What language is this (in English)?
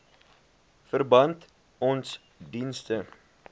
Afrikaans